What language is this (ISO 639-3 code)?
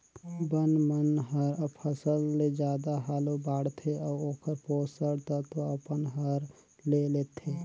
hne